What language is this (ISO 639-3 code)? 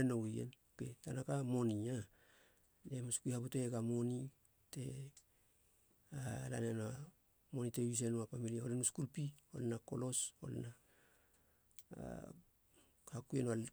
hla